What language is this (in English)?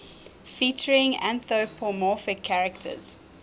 English